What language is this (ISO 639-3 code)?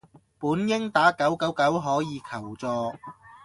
yue